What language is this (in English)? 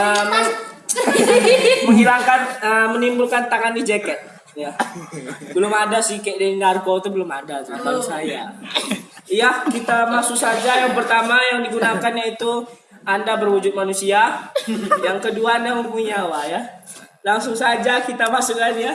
Indonesian